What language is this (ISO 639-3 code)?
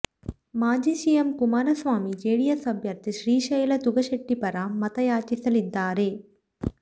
kan